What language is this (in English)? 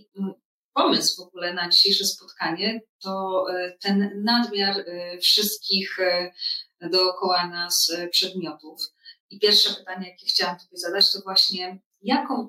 Polish